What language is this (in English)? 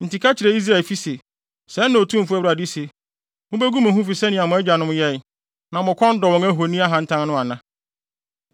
Akan